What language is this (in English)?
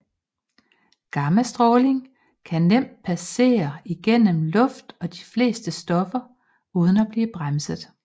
Danish